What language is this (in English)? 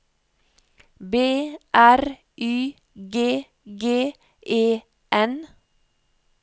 Norwegian